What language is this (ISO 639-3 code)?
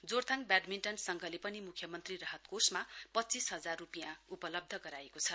nep